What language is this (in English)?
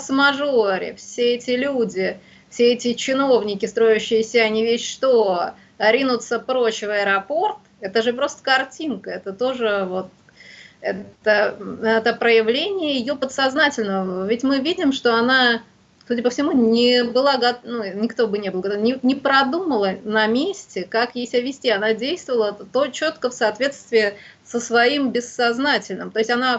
Russian